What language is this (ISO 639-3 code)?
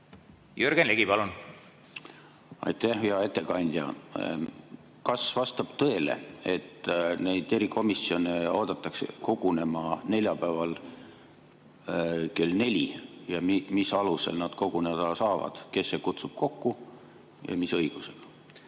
est